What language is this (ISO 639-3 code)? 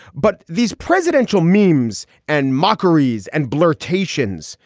eng